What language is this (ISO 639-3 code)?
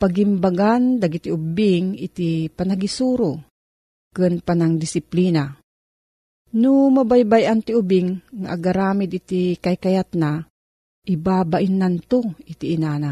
fil